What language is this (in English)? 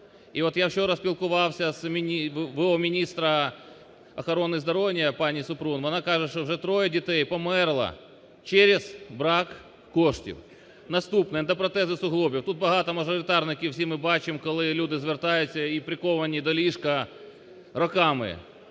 Ukrainian